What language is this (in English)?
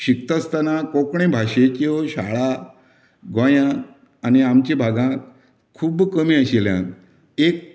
Konkani